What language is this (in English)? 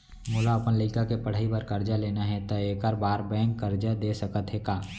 Chhattisgarhi